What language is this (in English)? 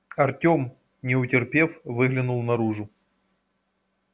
Russian